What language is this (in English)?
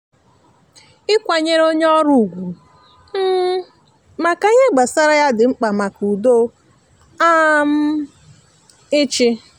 Igbo